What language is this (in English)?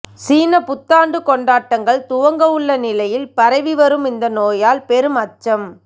Tamil